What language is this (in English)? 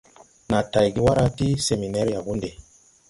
Tupuri